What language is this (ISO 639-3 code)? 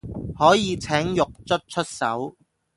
yue